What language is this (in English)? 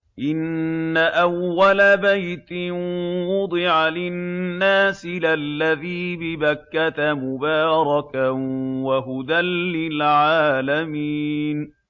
Arabic